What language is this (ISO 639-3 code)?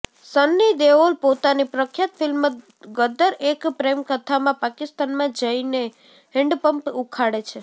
guj